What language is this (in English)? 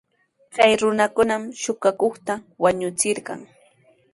Sihuas Ancash Quechua